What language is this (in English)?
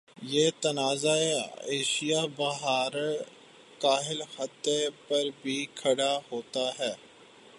Urdu